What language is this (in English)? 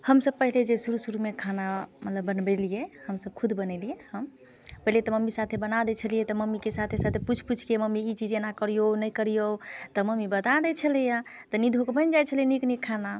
Maithili